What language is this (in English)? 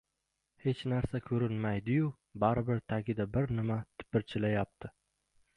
Uzbek